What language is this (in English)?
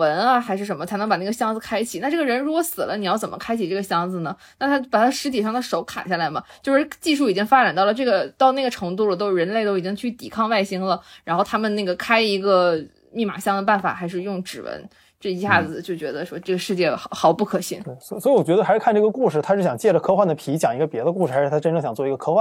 Chinese